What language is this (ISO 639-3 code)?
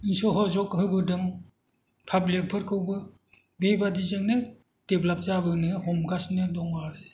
brx